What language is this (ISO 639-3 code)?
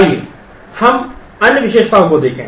hin